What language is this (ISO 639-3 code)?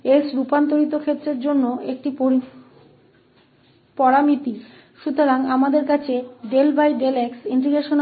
hin